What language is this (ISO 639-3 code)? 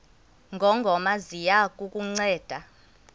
xho